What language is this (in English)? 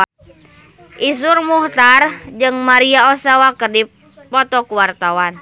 Sundanese